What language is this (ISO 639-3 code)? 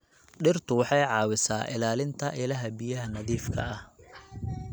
som